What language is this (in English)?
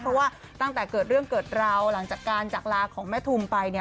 Thai